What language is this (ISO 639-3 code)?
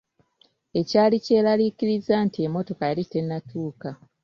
lug